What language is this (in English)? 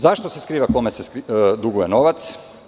Serbian